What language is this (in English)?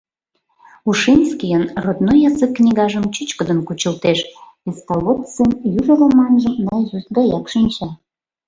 Mari